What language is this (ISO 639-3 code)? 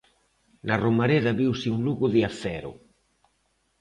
glg